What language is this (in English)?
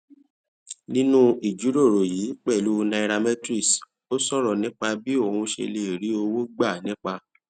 Yoruba